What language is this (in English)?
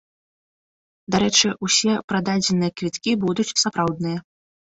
Belarusian